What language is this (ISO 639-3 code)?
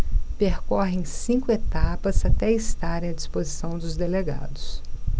por